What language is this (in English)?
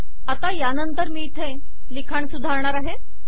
Marathi